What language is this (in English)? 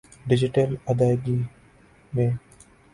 Urdu